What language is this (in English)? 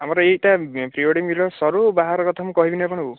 Odia